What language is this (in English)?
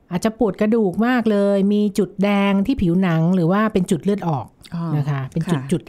Thai